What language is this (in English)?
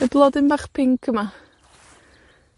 Welsh